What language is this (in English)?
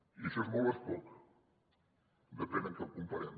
Catalan